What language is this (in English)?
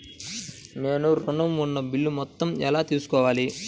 Telugu